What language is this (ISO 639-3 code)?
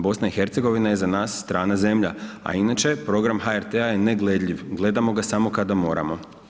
hrv